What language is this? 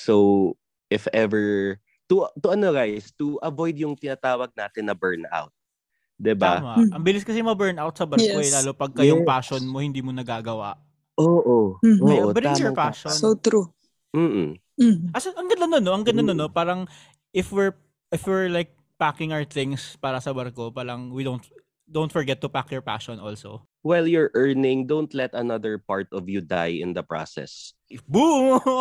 Filipino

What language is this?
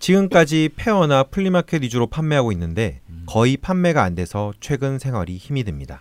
Korean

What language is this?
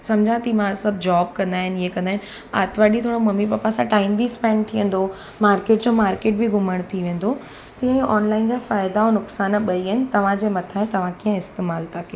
Sindhi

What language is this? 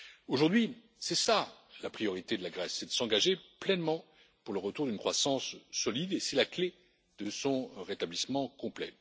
French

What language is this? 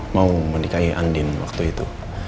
Indonesian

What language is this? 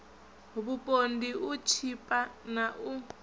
Venda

